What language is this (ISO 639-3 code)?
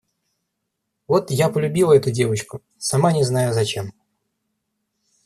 rus